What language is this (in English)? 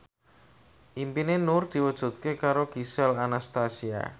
Javanese